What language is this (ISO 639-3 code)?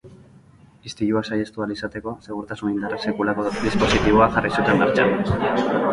eus